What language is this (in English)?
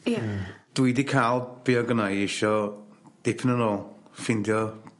Welsh